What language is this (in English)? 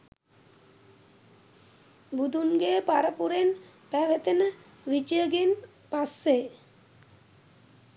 Sinhala